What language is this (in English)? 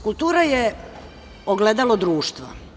Serbian